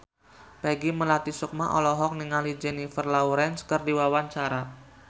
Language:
Sundanese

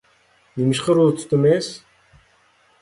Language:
Uyghur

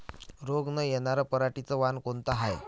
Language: Marathi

